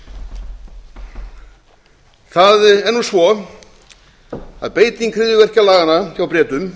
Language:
Icelandic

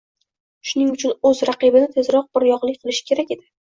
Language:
Uzbek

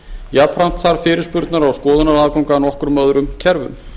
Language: Icelandic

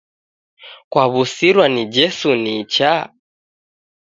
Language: Taita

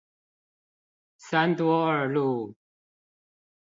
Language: Chinese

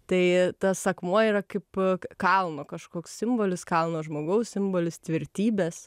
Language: Lithuanian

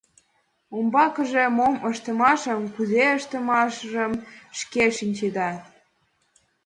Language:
Mari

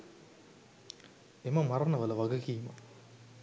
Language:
Sinhala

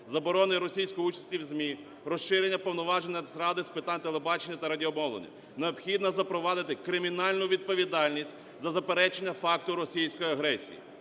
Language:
Ukrainian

